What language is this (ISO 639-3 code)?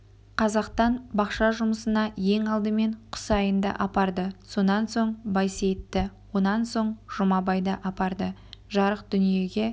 kaz